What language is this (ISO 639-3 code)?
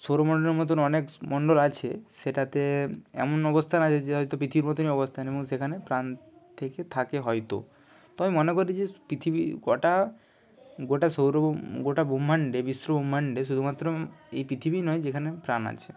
ben